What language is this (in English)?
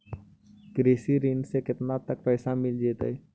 Magahi